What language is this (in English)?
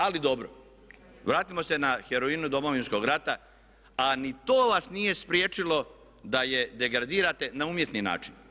Croatian